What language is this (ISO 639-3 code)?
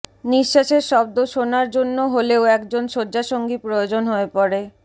ben